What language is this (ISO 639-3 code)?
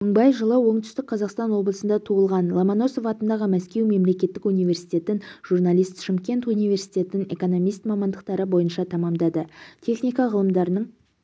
kaz